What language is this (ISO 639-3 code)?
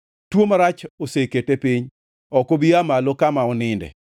luo